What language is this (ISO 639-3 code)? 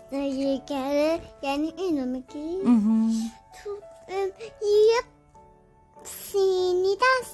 fas